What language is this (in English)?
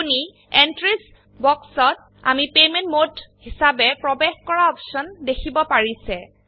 Assamese